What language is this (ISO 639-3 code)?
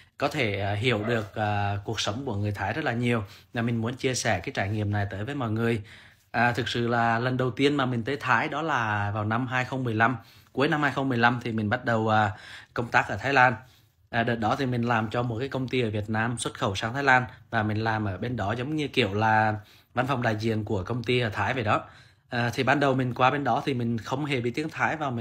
vie